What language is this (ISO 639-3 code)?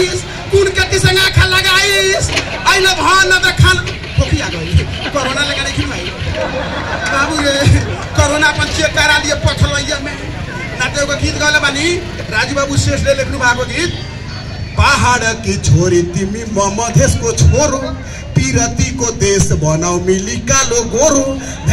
hin